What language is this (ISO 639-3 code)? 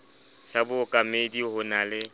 sot